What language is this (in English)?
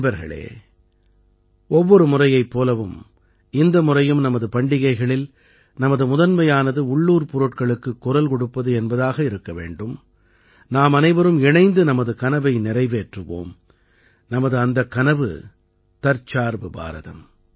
Tamil